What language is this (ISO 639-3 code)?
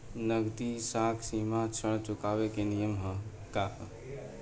bho